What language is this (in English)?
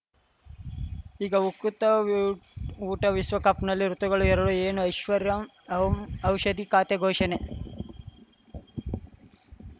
Kannada